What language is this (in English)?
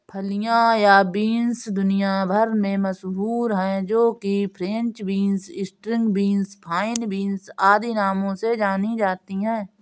Hindi